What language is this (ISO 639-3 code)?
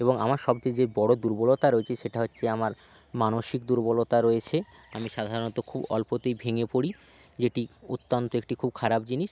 ben